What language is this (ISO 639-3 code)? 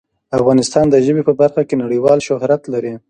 pus